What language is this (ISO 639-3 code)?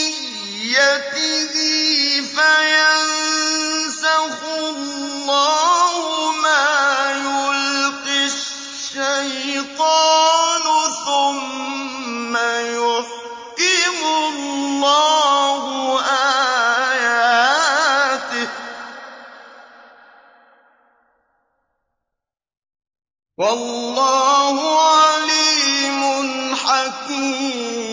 ara